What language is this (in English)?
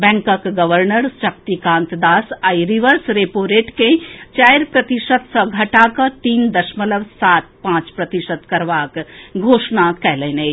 Maithili